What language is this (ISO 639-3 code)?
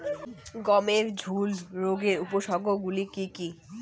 ben